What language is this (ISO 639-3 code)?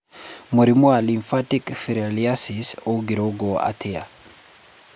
kik